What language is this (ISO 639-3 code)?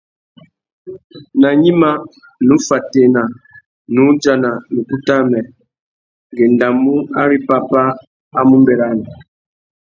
bag